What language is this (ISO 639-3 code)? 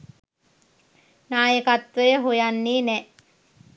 sin